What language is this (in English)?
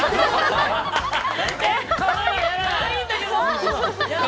Japanese